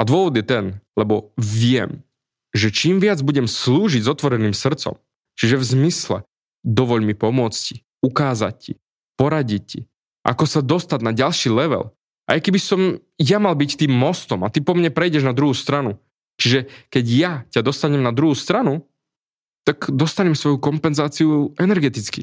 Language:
Slovak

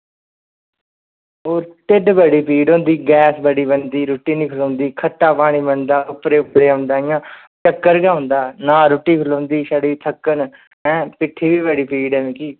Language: Dogri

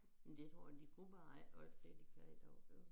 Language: Danish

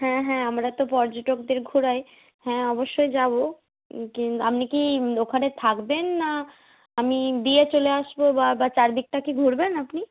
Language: Bangla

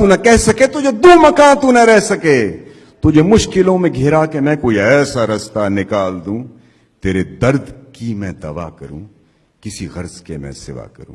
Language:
Urdu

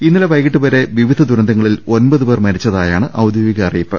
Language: Malayalam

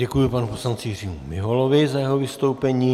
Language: Czech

